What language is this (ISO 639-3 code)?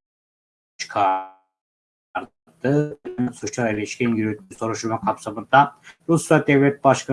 tur